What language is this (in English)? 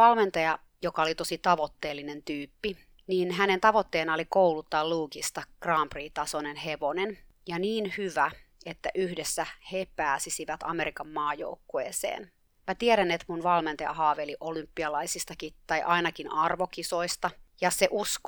Finnish